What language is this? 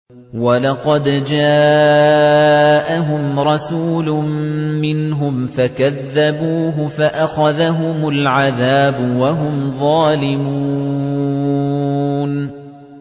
Arabic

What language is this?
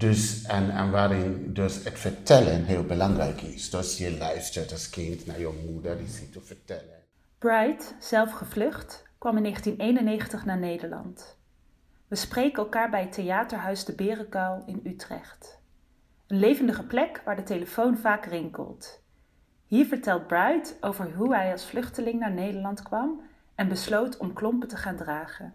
Dutch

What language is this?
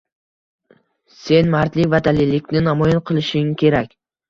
Uzbek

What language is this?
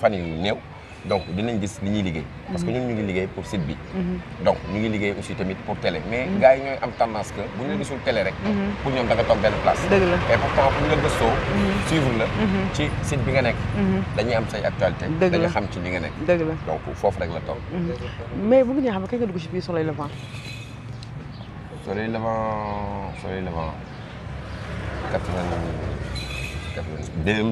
Romanian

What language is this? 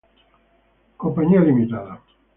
Spanish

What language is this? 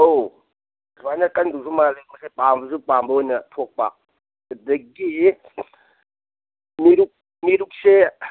Manipuri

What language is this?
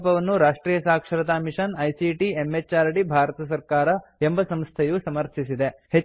Kannada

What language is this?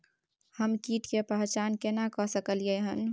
Maithili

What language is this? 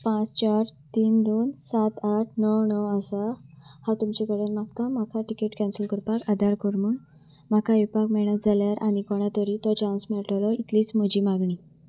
Konkani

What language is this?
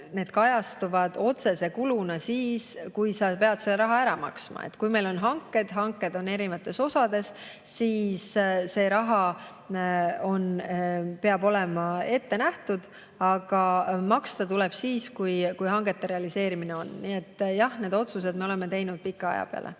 Estonian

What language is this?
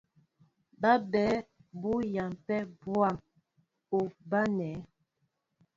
Mbo (Cameroon)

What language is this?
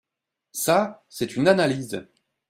French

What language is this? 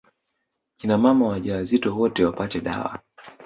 Swahili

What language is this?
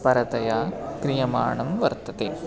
Sanskrit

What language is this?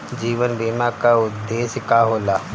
Bhojpuri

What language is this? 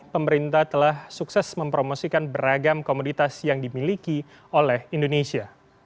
Indonesian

